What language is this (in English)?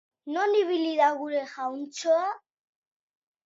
Basque